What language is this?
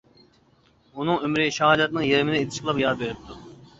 Uyghur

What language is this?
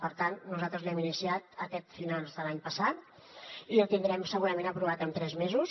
Catalan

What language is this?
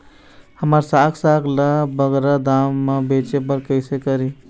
Chhattisgarhi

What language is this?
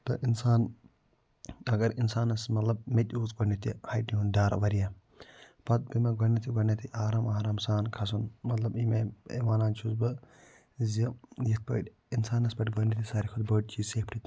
Kashmiri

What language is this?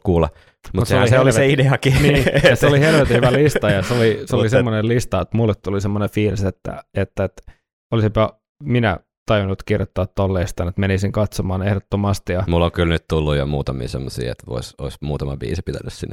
Finnish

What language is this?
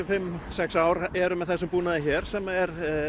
Icelandic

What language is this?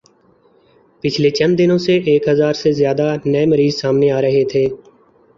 Urdu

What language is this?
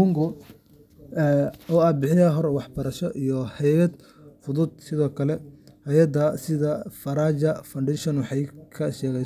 Somali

